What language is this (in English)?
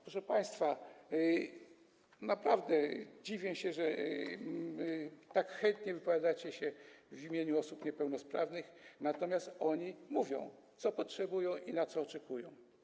Polish